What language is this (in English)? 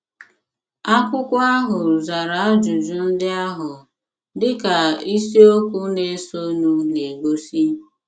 Igbo